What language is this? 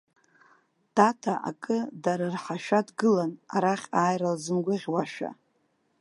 Abkhazian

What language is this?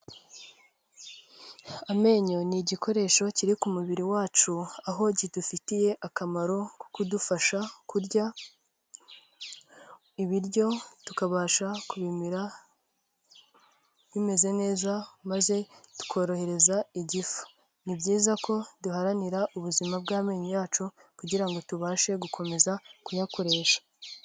Kinyarwanda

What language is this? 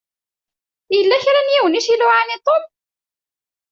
Kabyle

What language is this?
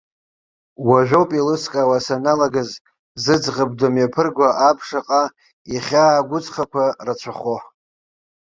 Abkhazian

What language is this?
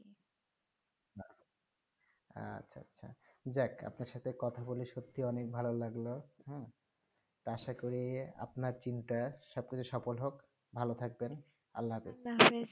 Bangla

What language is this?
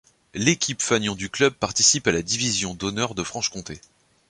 French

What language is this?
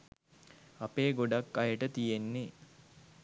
Sinhala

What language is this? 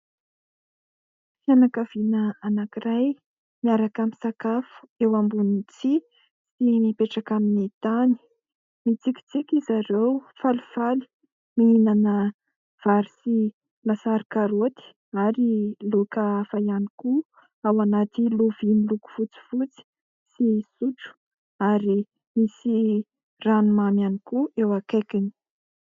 Malagasy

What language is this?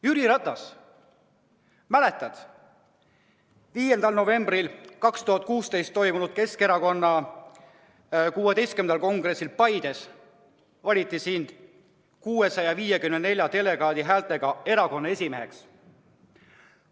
Estonian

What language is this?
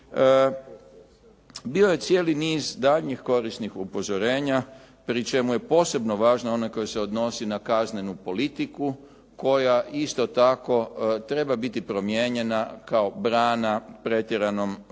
Croatian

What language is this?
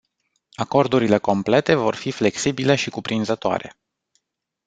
Romanian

